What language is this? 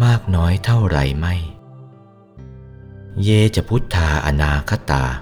Thai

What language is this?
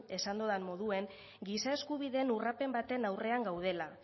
Basque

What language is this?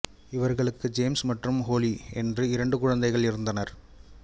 Tamil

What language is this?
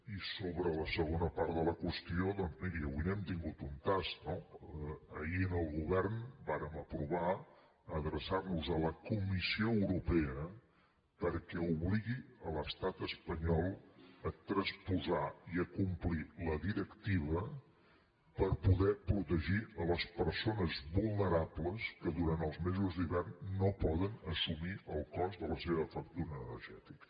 Catalan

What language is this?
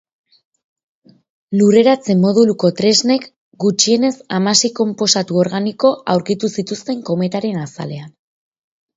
Basque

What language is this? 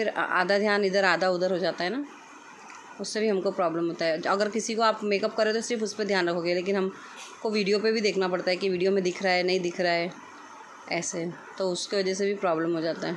Hindi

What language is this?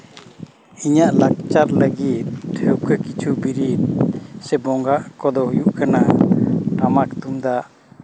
Santali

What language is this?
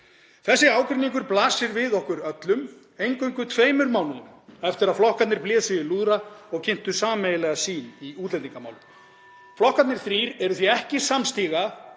Icelandic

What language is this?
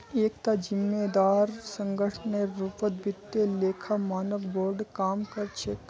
Magahi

